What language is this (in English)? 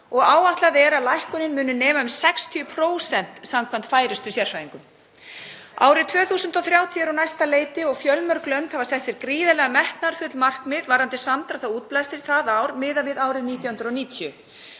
Icelandic